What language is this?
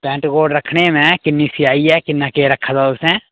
Dogri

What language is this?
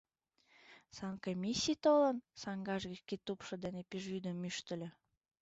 Mari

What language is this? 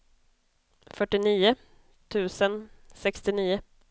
Swedish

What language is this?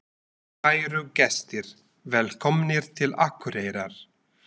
Icelandic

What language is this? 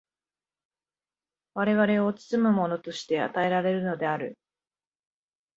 Japanese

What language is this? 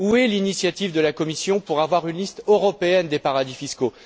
French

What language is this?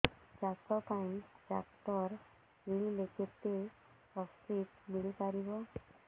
Odia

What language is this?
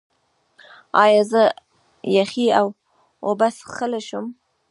Pashto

